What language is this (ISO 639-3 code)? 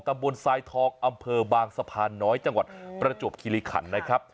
tha